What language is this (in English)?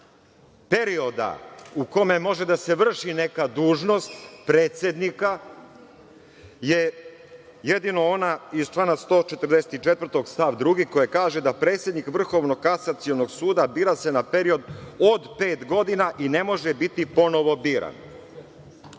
Serbian